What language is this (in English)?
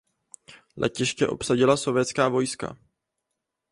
Czech